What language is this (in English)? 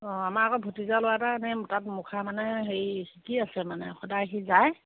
Assamese